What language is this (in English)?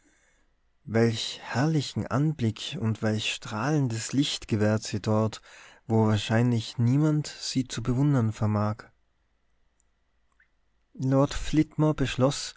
German